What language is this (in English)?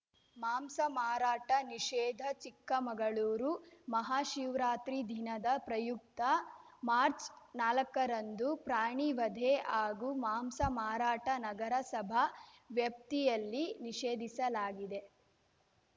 Kannada